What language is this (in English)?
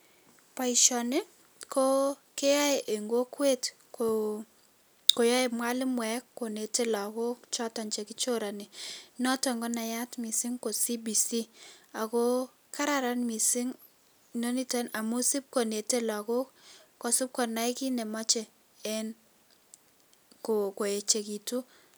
Kalenjin